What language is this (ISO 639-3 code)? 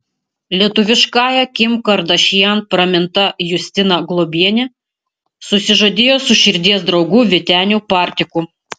lit